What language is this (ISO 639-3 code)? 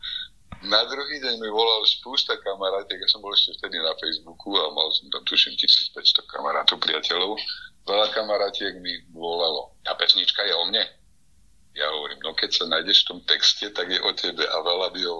slk